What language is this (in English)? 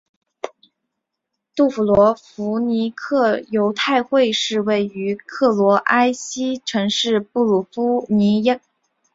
Chinese